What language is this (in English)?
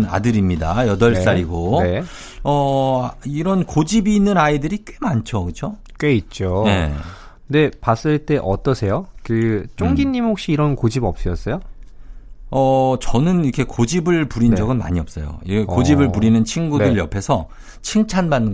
Korean